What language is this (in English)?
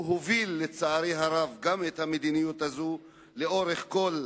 Hebrew